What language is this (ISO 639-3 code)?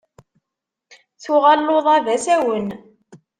kab